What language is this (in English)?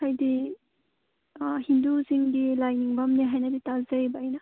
Manipuri